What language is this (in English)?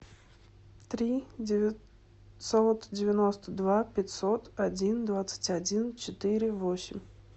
Russian